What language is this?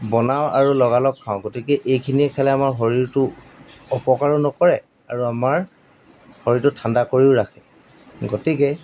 Assamese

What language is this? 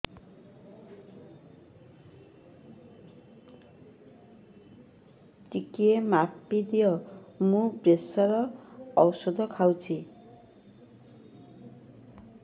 Odia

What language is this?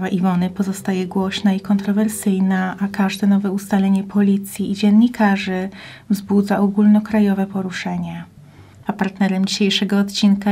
Polish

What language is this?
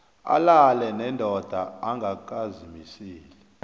South Ndebele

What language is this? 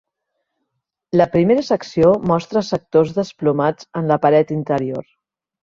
Catalan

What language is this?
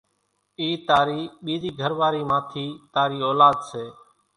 Kachi Koli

